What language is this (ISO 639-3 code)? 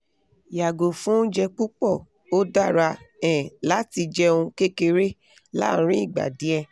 yor